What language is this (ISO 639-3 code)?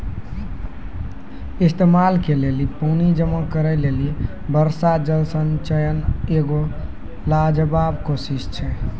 mai